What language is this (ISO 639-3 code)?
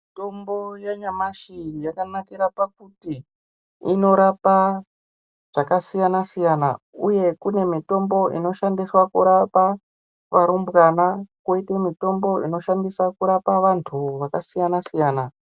ndc